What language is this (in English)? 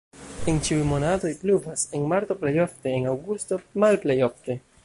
Esperanto